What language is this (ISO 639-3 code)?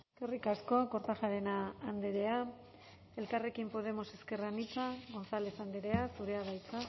eus